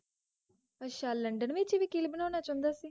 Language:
Punjabi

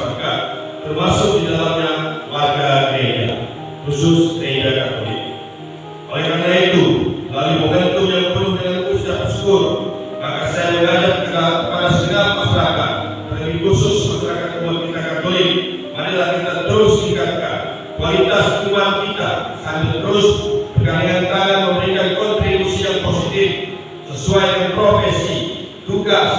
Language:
Indonesian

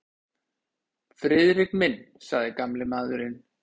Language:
Icelandic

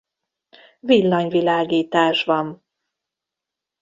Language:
Hungarian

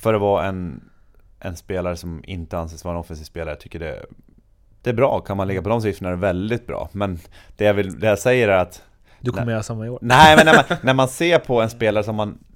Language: Swedish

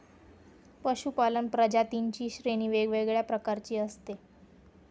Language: Marathi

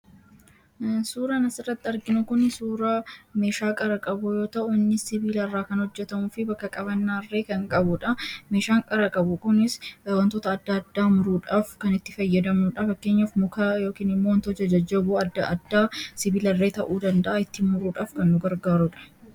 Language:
Oromo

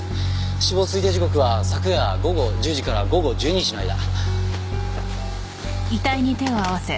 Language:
Japanese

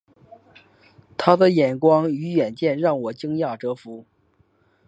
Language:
Chinese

